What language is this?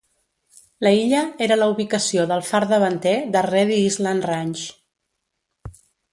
Catalan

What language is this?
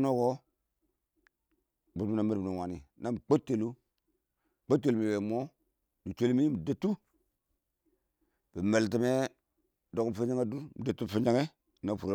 Awak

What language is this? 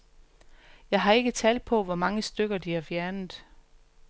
Danish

